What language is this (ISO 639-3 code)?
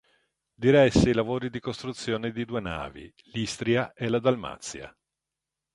ita